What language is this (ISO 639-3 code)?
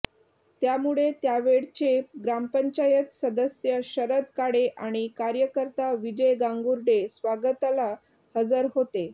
mar